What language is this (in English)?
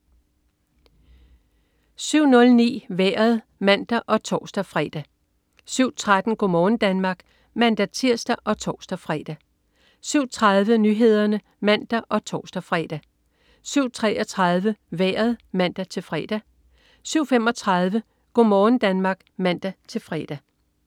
Danish